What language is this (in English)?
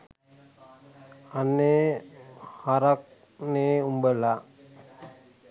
Sinhala